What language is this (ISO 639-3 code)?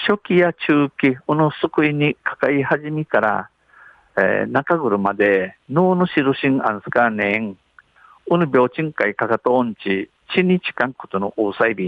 jpn